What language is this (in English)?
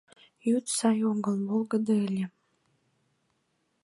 Mari